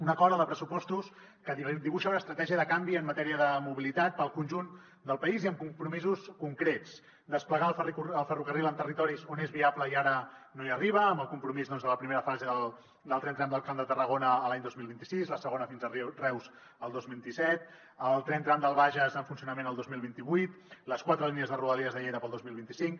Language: Catalan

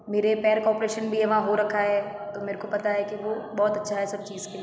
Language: Hindi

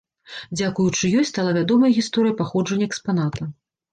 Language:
Belarusian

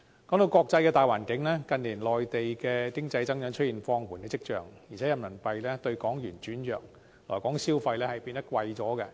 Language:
Cantonese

